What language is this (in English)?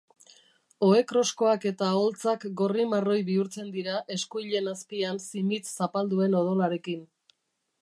Basque